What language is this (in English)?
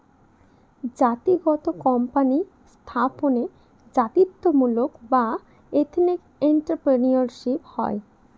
Bangla